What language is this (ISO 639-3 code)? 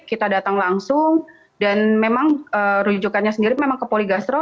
ind